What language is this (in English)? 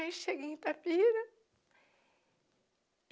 Portuguese